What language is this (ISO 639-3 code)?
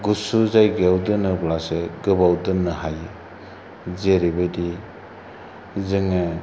brx